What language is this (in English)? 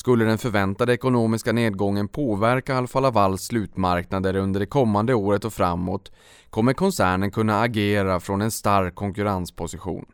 Swedish